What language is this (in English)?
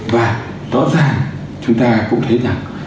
Vietnamese